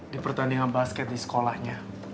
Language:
Indonesian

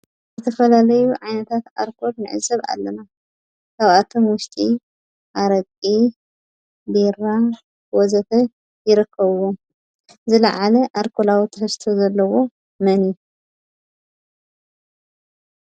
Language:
Tigrinya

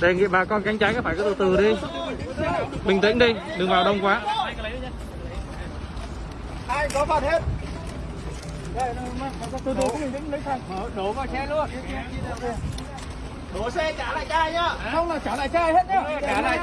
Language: Vietnamese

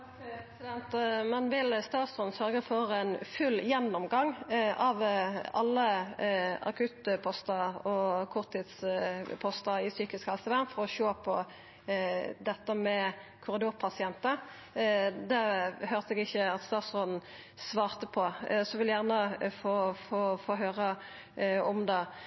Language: Norwegian Nynorsk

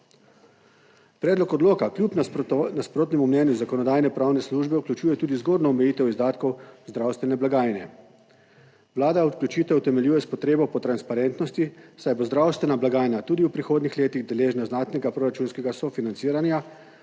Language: Slovenian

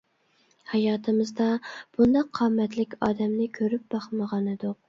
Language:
Uyghur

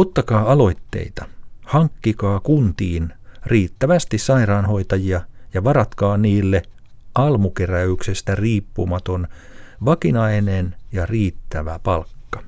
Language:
Finnish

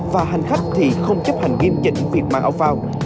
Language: Vietnamese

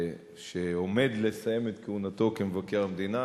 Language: Hebrew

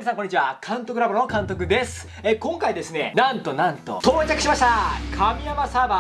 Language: Japanese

